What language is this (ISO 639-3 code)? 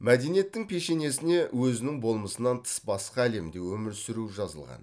kaz